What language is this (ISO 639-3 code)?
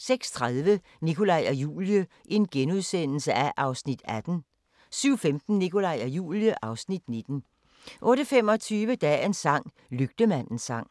dan